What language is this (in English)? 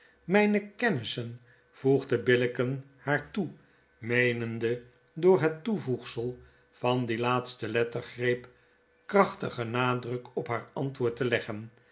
Dutch